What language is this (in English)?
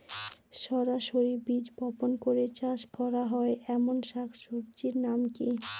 Bangla